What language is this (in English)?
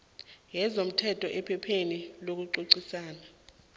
South Ndebele